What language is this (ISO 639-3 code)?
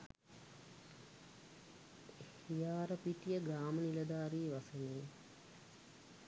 sin